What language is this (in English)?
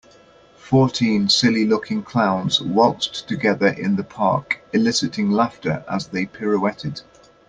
English